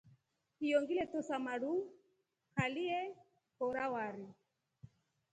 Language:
Rombo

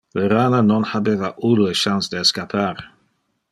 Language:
Interlingua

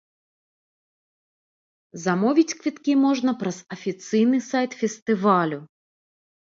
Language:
Belarusian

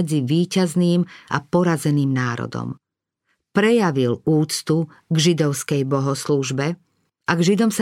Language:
Slovak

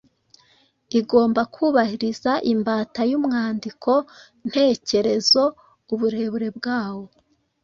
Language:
Kinyarwanda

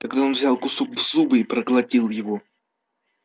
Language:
Russian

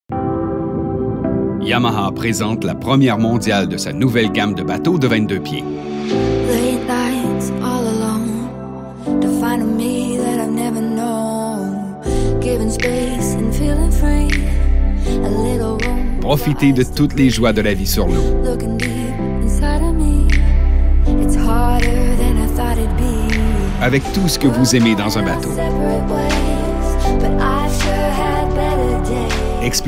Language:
French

